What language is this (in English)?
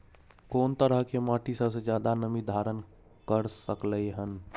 Maithili